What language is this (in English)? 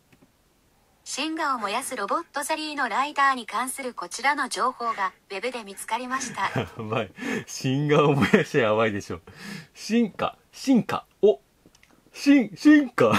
Japanese